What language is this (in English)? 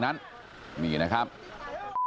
Thai